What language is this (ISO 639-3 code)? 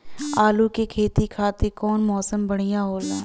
bho